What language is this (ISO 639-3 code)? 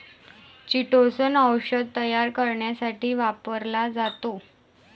mar